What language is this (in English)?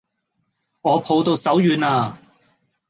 Cantonese